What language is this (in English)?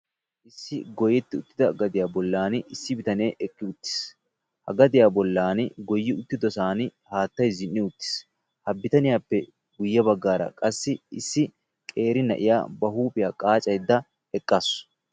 Wolaytta